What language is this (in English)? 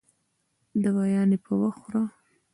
Pashto